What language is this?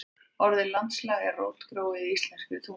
Icelandic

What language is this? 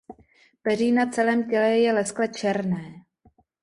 Czech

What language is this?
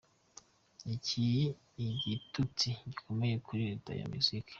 Kinyarwanda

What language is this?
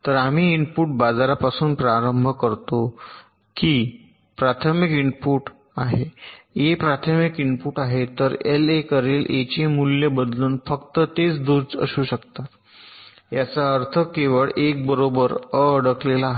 Marathi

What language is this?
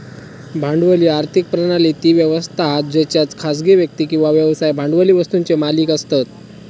Marathi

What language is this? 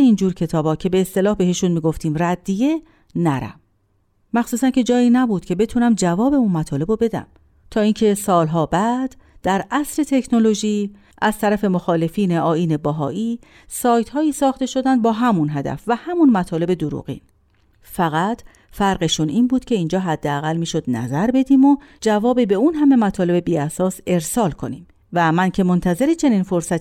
Persian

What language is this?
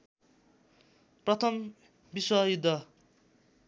Nepali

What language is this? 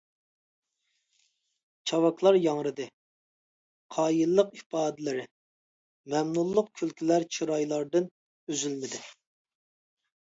Uyghur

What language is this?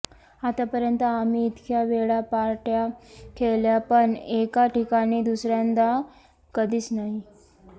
Marathi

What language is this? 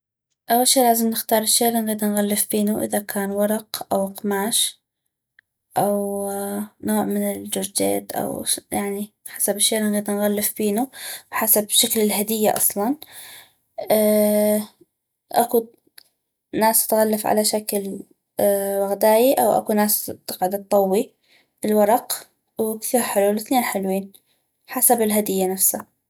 North Mesopotamian Arabic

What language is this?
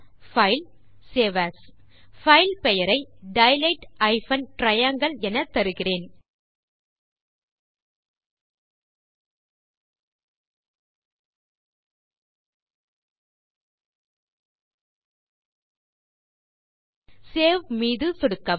Tamil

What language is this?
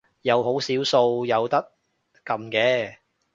Cantonese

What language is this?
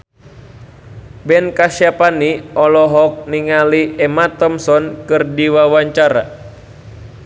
Sundanese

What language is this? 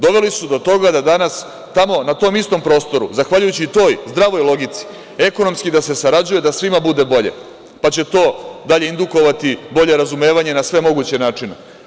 Serbian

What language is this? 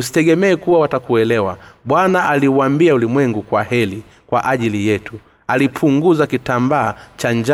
Swahili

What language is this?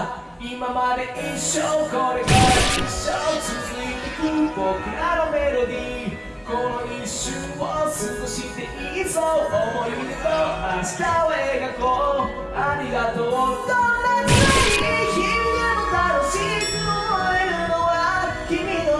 Japanese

